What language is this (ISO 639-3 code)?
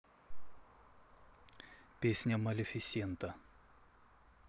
rus